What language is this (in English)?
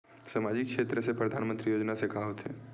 Chhattisgarhi